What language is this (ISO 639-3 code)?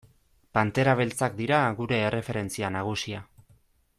eus